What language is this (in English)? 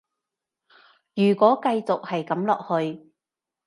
Cantonese